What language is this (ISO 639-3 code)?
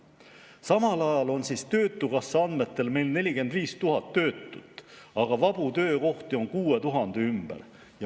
est